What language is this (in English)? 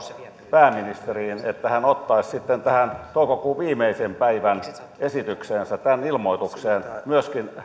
Finnish